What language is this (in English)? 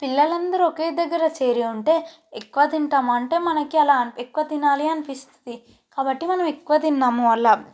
Telugu